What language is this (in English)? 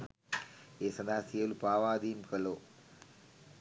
Sinhala